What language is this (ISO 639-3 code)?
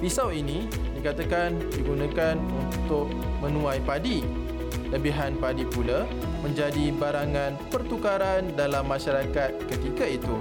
msa